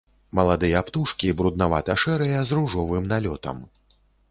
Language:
Belarusian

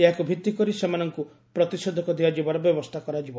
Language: Odia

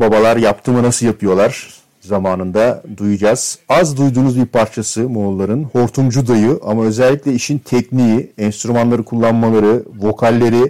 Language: Turkish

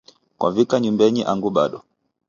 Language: Taita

